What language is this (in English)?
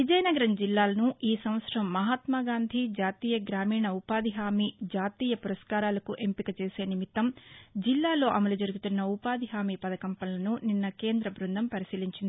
Telugu